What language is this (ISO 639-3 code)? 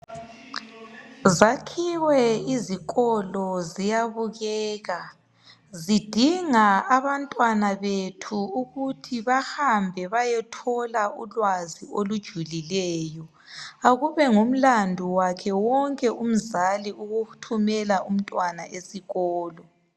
nde